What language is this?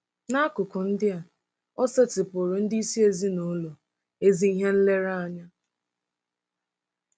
Igbo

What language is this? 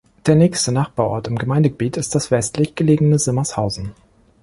German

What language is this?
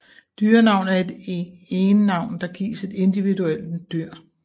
Danish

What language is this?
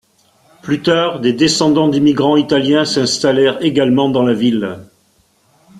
French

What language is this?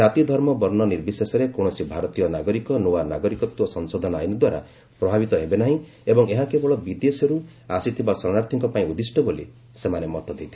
Odia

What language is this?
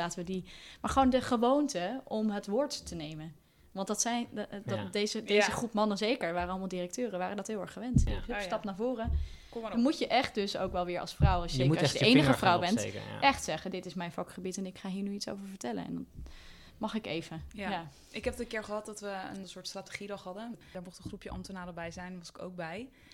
Dutch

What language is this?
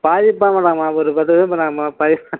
Tamil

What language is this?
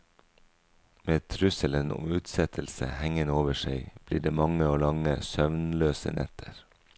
Norwegian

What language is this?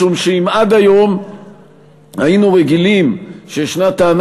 Hebrew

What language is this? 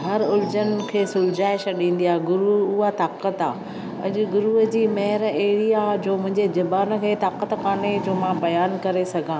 Sindhi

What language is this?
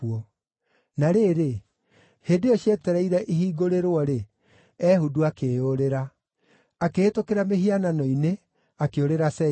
Kikuyu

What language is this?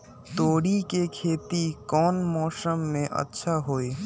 Magahi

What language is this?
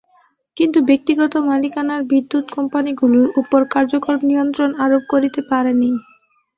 Bangla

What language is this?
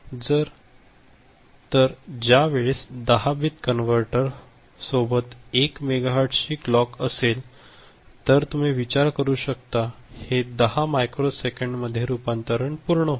Marathi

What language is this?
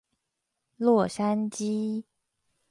Chinese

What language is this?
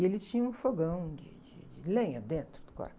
Portuguese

